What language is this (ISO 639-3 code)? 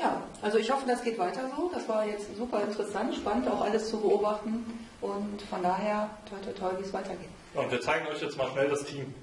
deu